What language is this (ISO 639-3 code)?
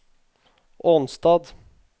nor